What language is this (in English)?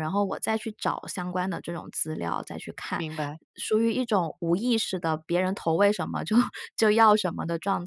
Chinese